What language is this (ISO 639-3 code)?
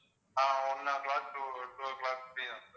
tam